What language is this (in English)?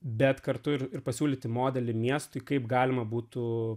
Lithuanian